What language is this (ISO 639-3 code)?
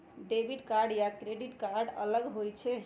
mag